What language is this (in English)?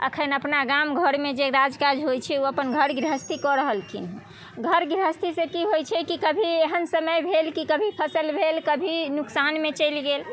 Maithili